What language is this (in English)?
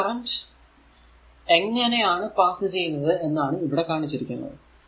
Malayalam